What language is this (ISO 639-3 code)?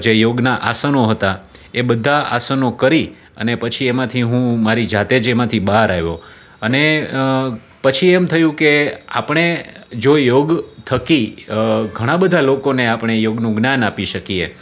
guj